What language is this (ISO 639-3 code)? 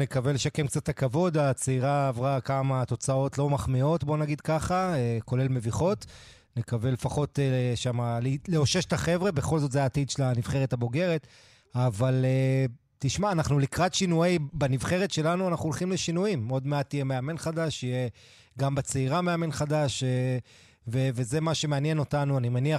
heb